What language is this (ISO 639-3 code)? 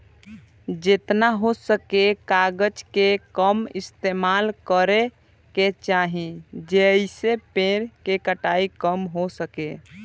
bho